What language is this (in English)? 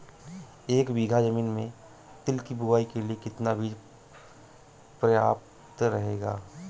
Hindi